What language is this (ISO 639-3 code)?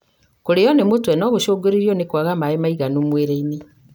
kik